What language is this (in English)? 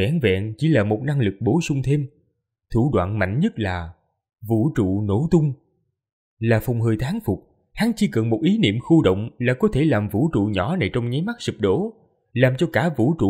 Vietnamese